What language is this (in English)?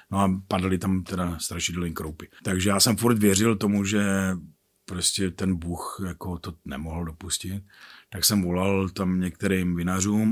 Czech